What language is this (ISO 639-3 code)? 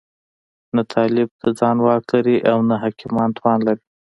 pus